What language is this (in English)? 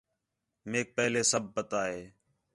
Khetrani